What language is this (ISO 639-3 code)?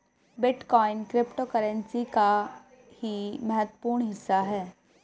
hin